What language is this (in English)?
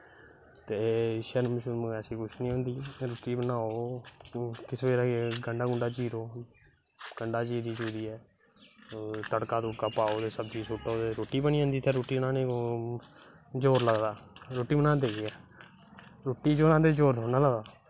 Dogri